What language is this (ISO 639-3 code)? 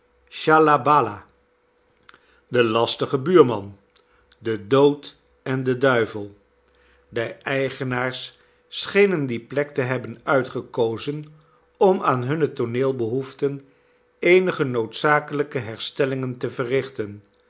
nld